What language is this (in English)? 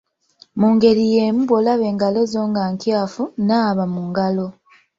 Ganda